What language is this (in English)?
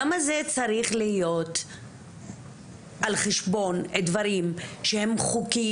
Hebrew